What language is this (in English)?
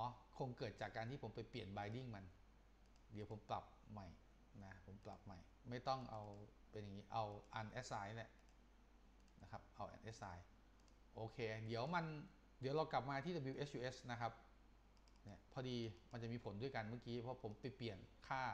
Thai